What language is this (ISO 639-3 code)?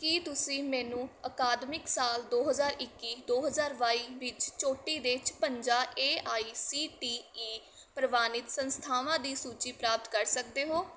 pan